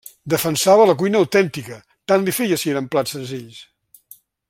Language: Catalan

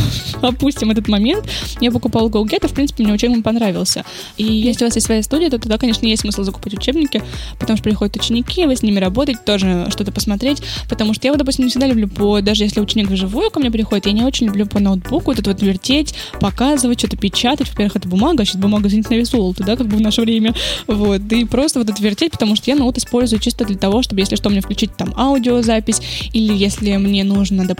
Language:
Russian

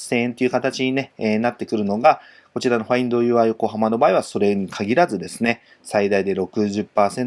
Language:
Japanese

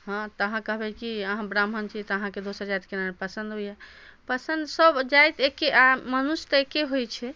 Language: Maithili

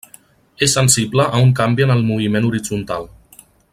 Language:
Catalan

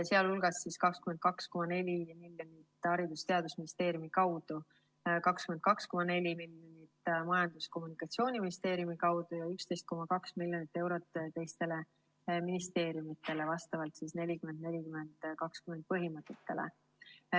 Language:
Estonian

